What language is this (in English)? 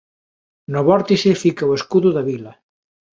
Galician